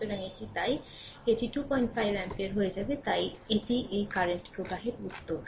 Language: Bangla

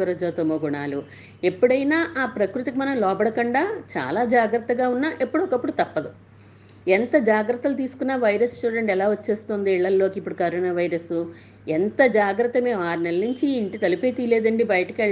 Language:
Telugu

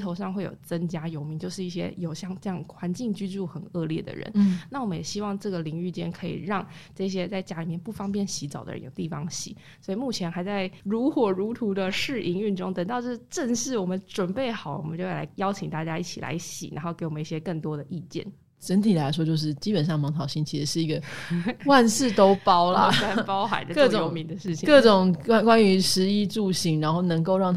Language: Chinese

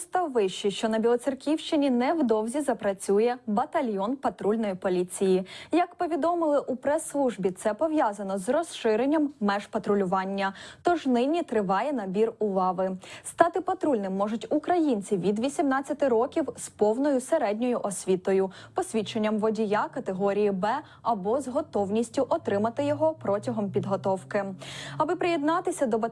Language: Ukrainian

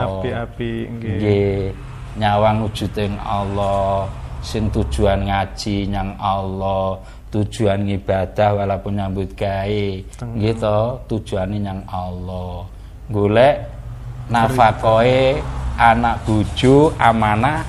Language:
Indonesian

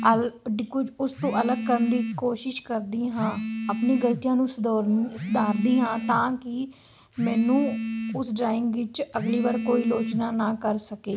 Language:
Punjabi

